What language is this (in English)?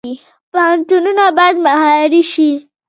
Pashto